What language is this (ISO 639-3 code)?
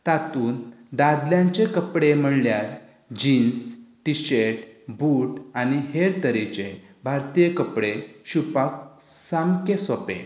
kok